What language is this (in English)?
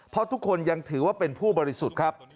Thai